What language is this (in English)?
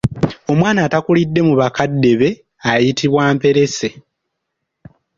Ganda